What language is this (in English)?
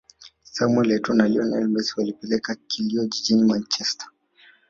Swahili